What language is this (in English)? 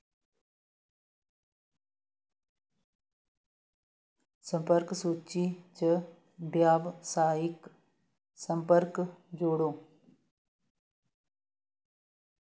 Dogri